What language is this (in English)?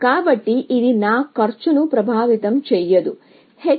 Telugu